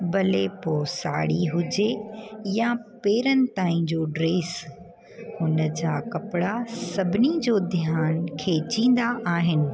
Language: Sindhi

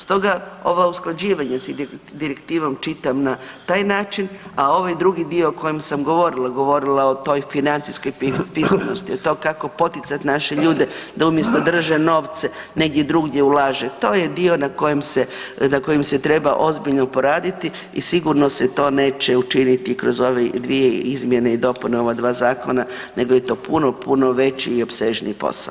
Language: Croatian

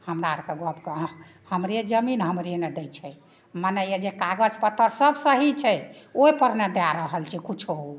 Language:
Maithili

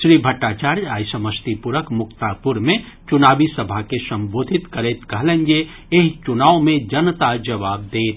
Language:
Maithili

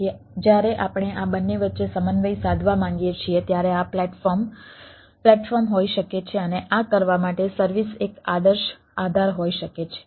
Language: Gujarati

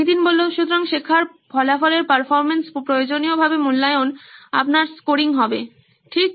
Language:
Bangla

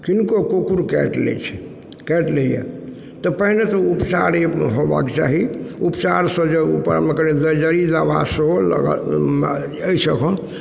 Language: Maithili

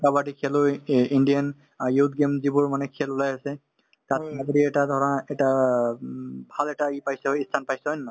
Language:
Assamese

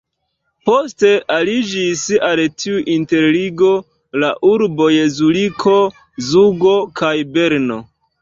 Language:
Esperanto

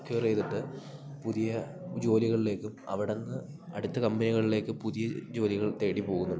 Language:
Malayalam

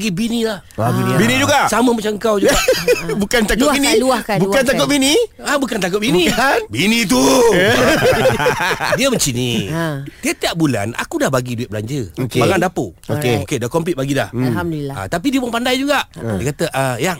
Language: Malay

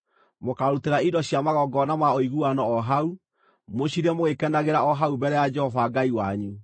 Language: Kikuyu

